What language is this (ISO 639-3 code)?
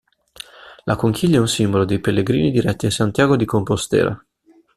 ita